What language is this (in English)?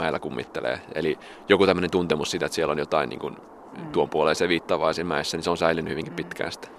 Finnish